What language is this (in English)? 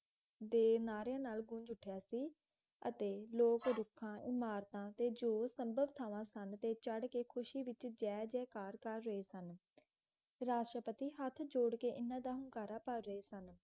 Punjabi